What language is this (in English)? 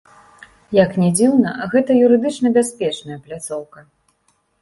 Belarusian